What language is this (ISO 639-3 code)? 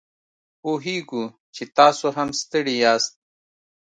pus